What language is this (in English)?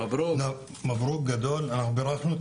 Hebrew